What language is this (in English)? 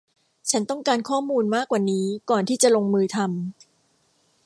Thai